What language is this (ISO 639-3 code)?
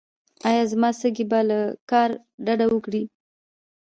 pus